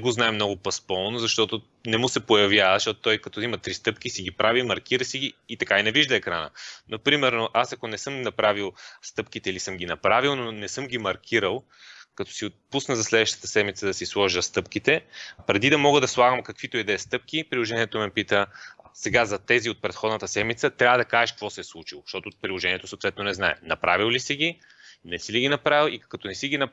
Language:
Bulgarian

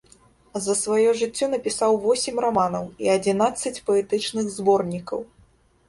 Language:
Belarusian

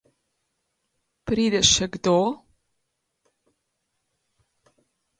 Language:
Slovenian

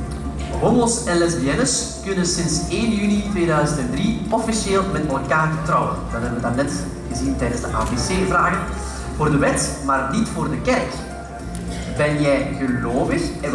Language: Dutch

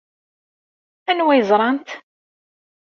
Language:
Kabyle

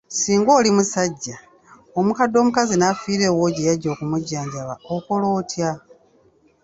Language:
Ganda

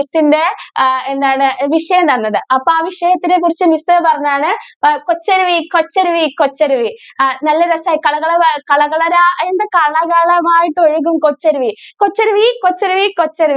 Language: Malayalam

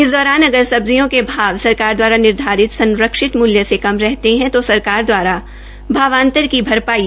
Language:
Hindi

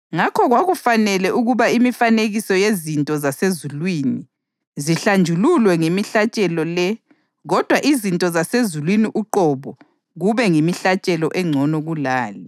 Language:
North Ndebele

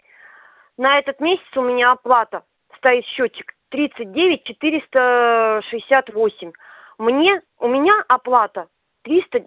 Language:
Russian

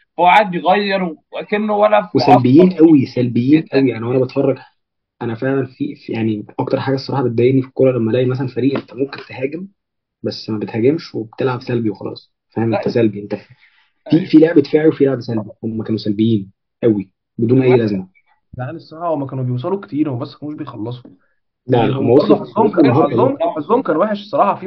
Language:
Arabic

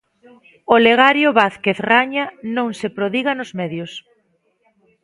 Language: Galician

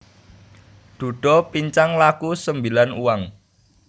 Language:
Javanese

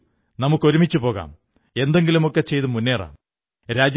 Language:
Malayalam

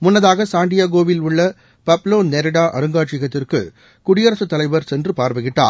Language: Tamil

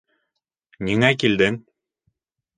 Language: Bashkir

